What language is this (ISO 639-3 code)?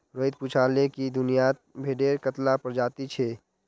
mag